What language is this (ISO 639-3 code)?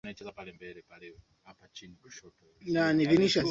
swa